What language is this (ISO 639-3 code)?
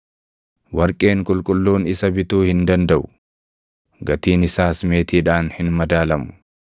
orm